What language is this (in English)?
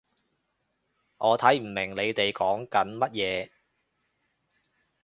Cantonese